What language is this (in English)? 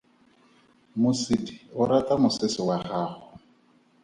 Tswana